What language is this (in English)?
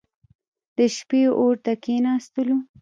Pashto